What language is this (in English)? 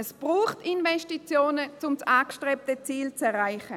Swiss German